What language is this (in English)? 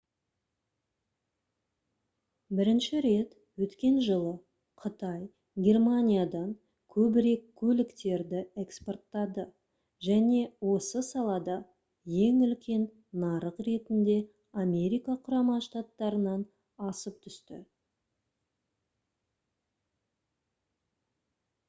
Kazakh